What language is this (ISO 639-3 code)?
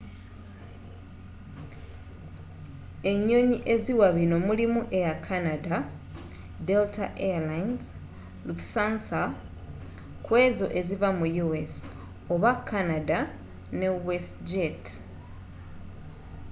lug